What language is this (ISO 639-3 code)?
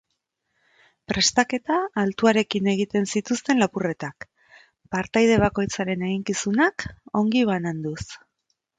eus